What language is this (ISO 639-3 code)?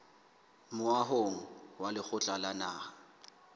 sot